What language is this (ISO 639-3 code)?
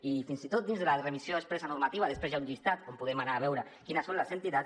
cat